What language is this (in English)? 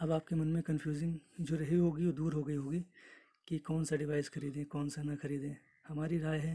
Hindi